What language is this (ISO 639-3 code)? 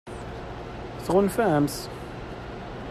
kab